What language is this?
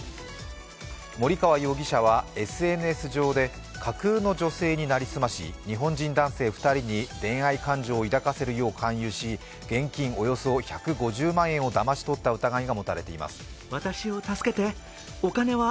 Japanese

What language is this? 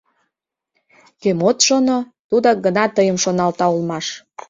Mari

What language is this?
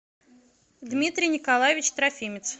Russian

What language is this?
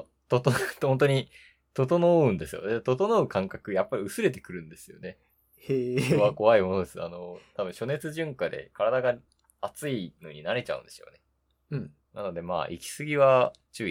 Japanese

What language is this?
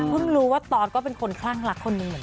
Thai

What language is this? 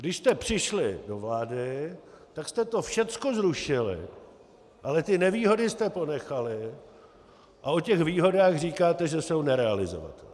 Czech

